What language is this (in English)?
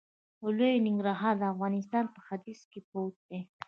Pashto